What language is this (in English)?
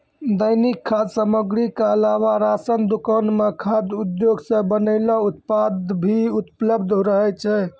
Maithili